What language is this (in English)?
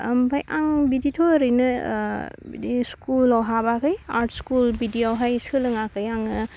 Bodo